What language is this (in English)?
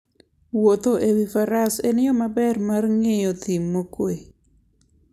Luo (Kenya and Tanzania)